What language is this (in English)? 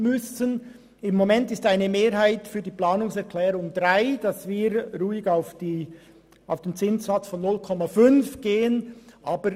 Swiss German